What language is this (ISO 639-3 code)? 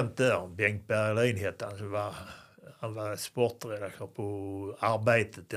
swe